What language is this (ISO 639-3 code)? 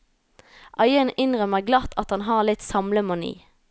nor